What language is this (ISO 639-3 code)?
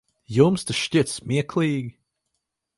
lav